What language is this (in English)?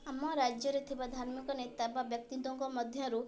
Odia